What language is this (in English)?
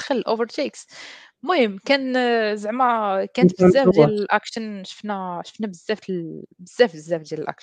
Arabic